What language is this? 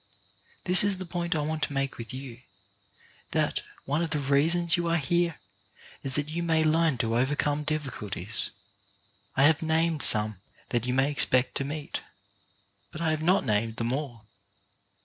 English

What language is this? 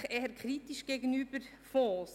Swiss German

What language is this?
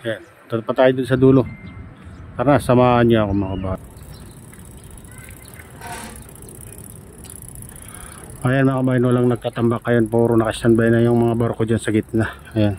Filipino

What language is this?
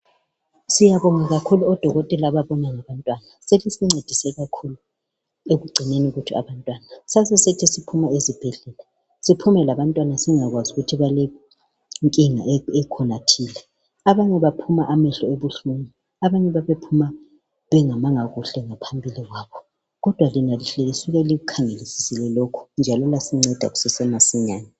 North Ndebele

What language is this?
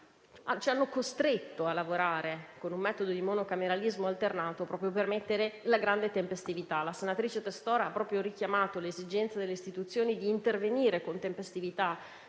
Italian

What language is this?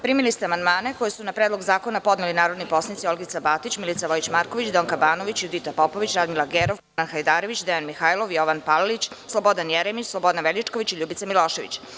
Serbian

